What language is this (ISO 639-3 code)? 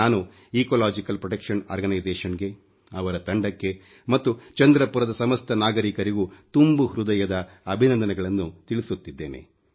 kan